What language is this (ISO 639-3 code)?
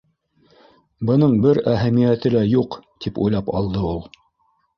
bak